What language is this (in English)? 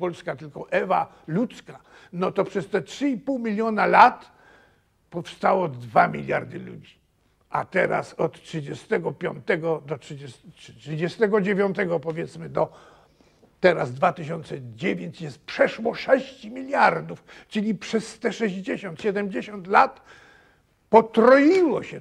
Polish